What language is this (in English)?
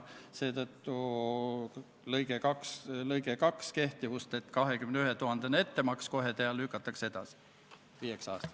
Estonian